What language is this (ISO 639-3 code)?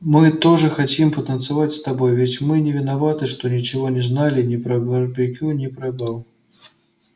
rus